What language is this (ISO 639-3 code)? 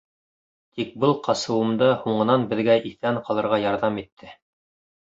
bak